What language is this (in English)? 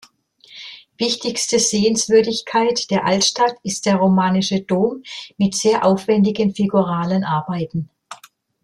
German